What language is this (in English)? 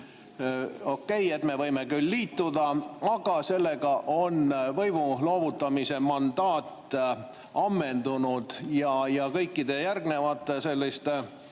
Estonian